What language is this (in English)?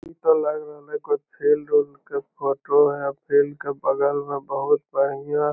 Magahi